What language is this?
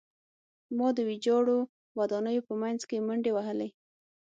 Pashto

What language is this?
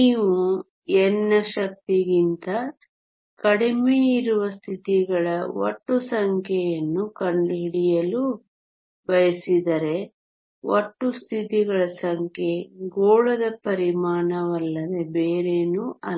Kannada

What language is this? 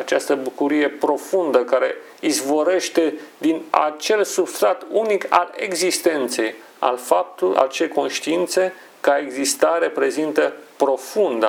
Romanian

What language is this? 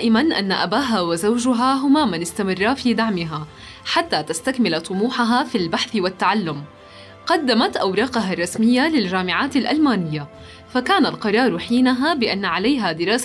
Arabic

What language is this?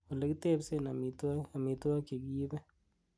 Kalenjin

